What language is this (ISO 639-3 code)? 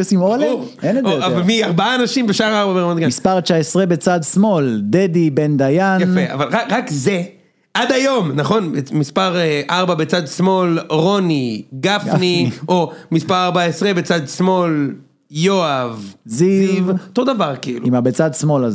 heb